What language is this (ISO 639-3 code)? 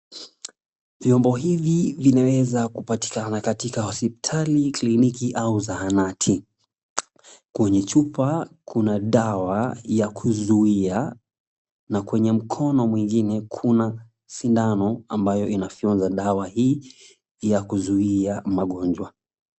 swa